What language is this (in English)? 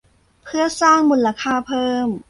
Thai